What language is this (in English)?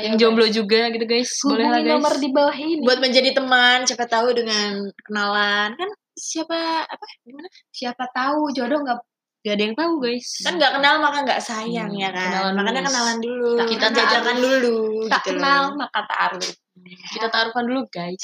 Indonesian